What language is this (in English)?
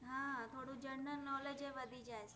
Gujarati